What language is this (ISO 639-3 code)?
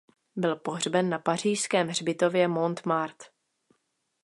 ces